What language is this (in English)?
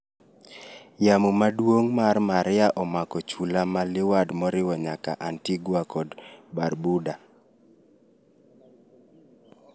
Luo (Kenya and Tanzania)